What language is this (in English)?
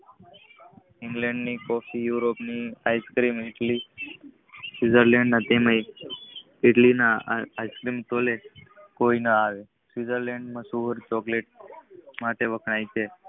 Gujarati